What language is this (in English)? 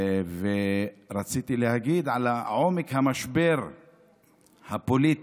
Hebrew